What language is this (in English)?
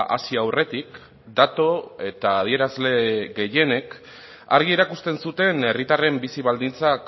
Basque